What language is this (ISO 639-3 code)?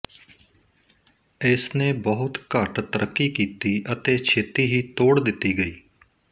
pan